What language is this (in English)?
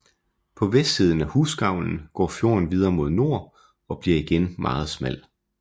Danish